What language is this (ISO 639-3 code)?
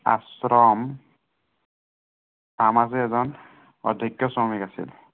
asm